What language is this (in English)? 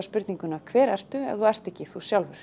Icelandic